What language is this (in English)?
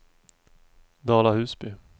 Swedish